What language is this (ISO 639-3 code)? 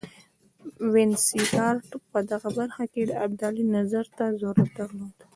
pus